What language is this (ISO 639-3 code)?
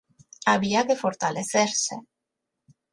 glg